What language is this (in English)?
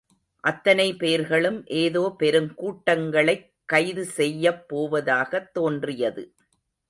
Tamil